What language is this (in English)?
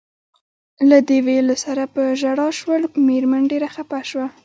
Pashto